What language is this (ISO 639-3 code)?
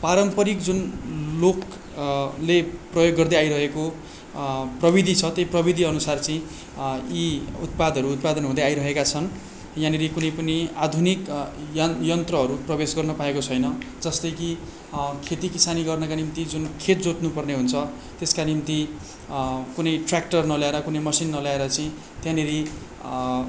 nep